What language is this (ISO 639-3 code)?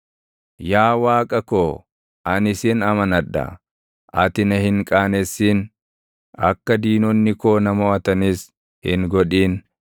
orm